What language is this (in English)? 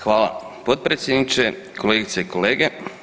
Croatian